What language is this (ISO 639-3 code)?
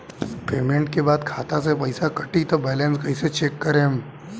bho